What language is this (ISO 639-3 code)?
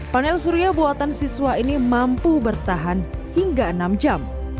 ind